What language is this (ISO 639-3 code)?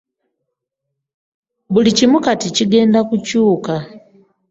lug